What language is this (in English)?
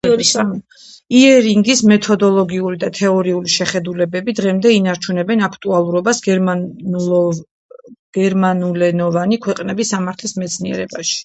Georgian